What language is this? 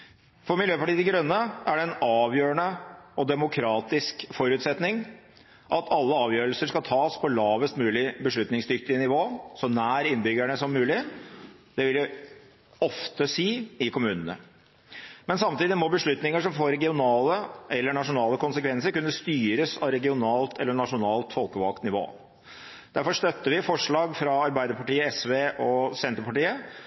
Norwegian Bokmål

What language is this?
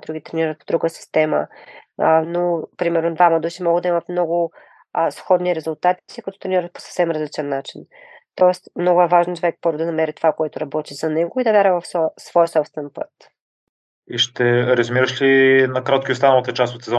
Bulgarian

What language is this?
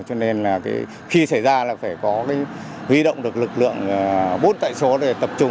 Vietnamese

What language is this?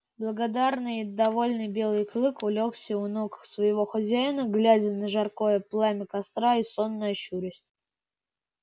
Russian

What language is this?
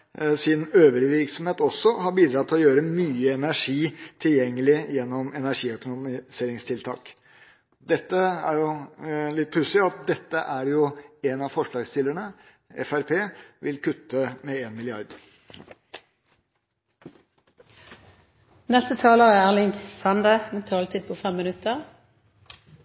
Norwegian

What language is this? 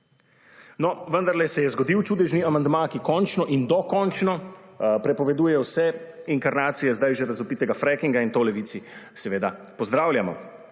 Slovenian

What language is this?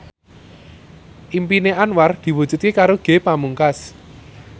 Javanese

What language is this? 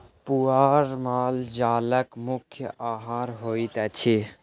Maithili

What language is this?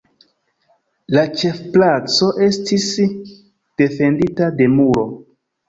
Esperanto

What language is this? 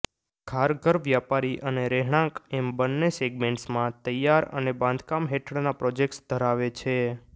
Gujarati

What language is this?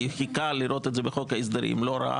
Hebrew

